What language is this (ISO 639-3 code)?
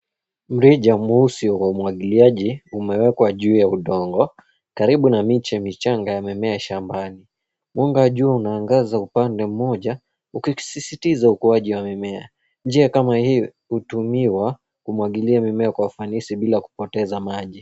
swa